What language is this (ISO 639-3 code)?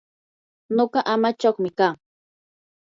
qur